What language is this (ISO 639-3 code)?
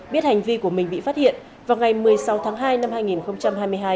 vie